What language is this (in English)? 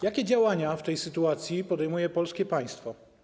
Polish